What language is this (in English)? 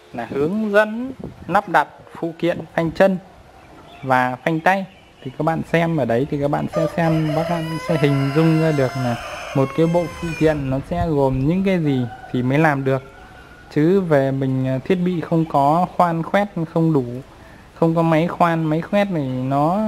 Vietnamese